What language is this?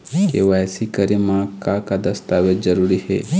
Chhattisgarhi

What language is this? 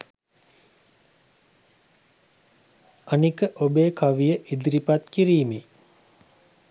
Sinhala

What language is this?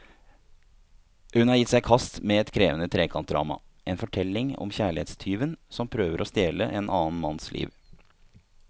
Norwegian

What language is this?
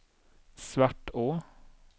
Swedish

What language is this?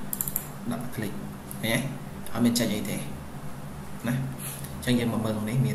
Vietnamese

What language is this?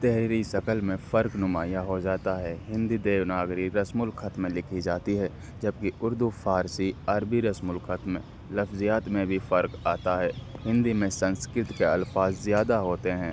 Urdu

